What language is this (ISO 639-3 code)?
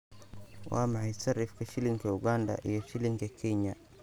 som